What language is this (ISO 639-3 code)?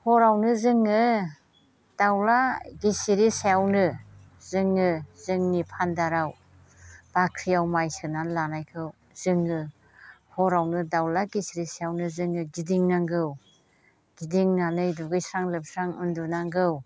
brx